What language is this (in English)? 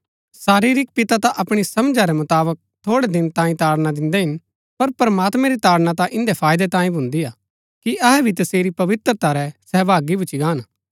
Gaddi